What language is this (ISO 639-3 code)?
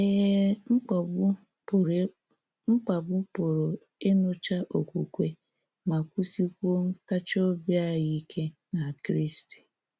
ibo